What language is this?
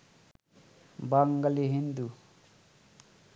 Bangla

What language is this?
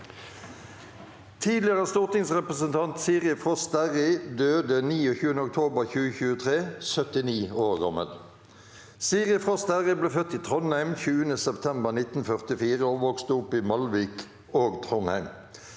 Norwegian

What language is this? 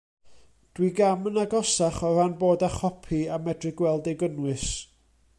Welsh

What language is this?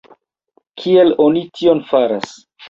Esperanto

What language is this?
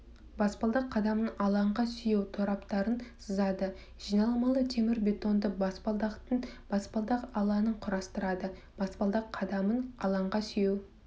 Kazakh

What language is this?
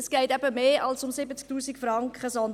Swiss German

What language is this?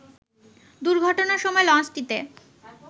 Bangla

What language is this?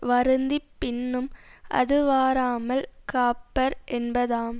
Tamil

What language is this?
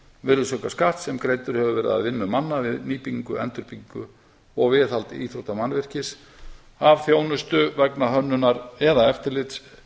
Icelandic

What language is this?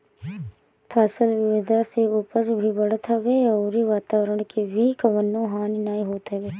Bhojpuri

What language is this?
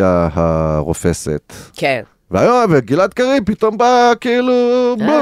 Hebrew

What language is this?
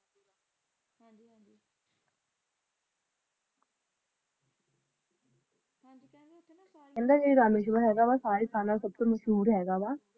Punjabi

